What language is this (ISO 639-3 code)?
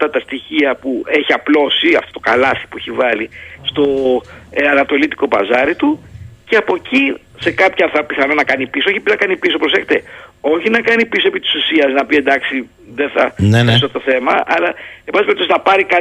ell